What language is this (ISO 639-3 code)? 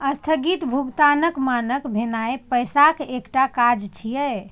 mai